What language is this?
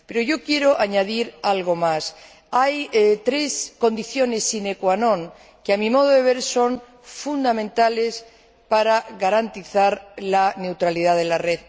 Spanish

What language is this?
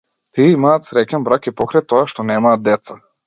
Macedonian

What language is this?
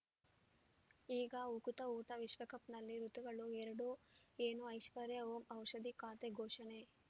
Kannada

